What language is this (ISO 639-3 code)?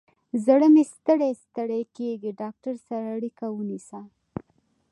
pus